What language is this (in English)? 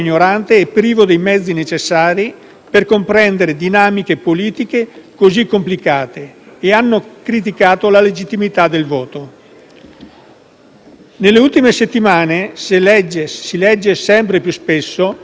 Italian